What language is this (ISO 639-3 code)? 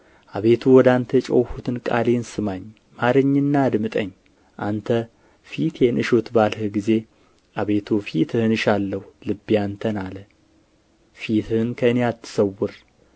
amh